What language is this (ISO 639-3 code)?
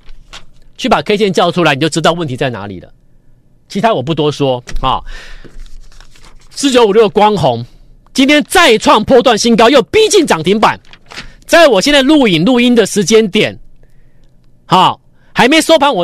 zho